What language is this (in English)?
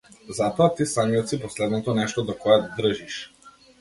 Macedonian